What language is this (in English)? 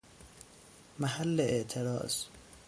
Persian